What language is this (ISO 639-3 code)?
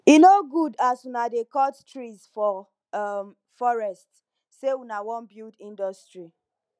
pcm